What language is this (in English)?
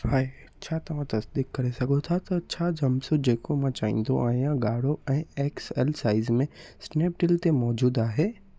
Sindhi